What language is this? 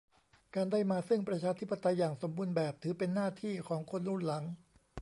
Thai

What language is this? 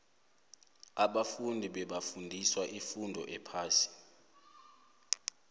South Ndebele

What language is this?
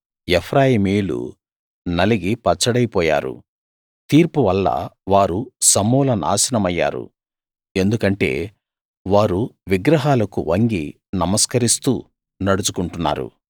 Telugu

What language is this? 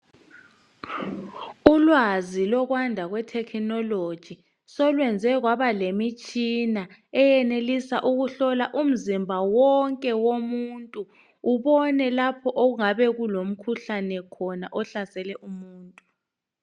North Ndebele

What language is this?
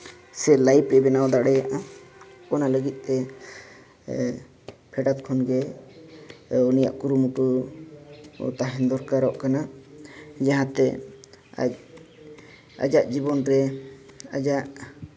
Santali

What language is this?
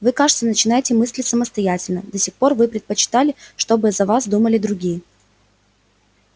Russian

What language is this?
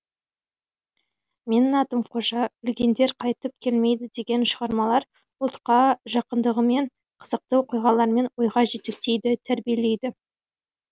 Kazakh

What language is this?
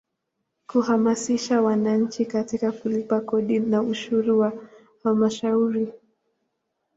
Swahili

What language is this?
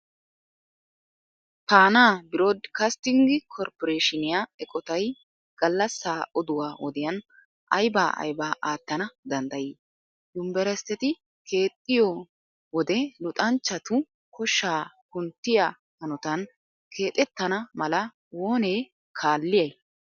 Wolaytta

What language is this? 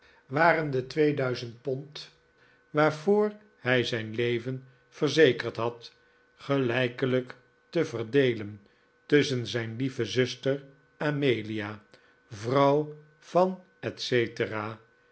Dutch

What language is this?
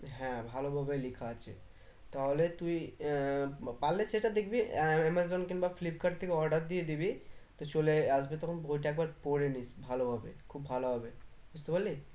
Bangla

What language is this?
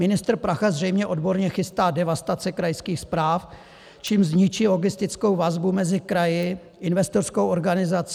Czech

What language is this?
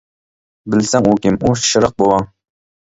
Uyghur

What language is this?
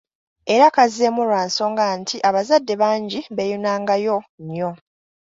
Ganda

